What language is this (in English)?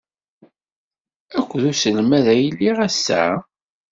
Kabyle